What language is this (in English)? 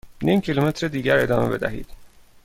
Persian